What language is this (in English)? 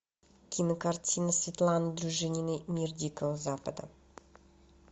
Russian